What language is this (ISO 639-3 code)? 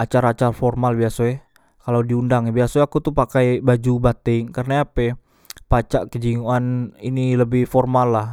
mui